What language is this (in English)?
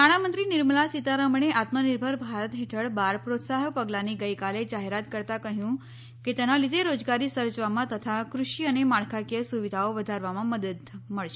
Gujarati